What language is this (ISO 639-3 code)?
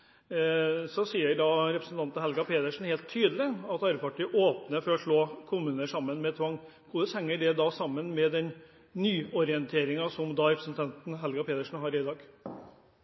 nob